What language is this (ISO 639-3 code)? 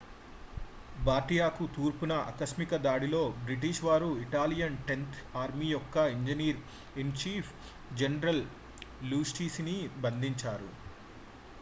tel